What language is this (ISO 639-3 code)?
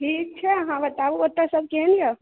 mai